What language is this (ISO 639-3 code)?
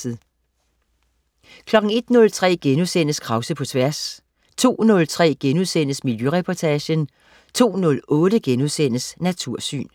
dan